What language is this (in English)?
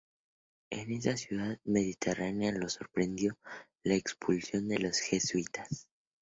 Spanish